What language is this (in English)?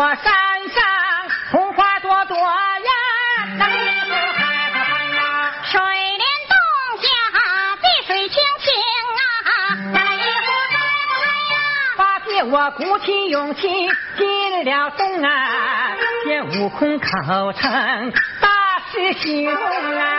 Chinese